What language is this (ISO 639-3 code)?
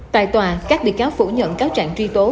vie